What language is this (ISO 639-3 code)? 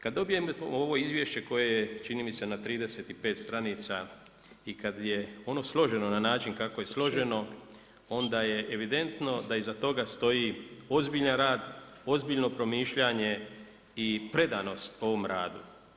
hrv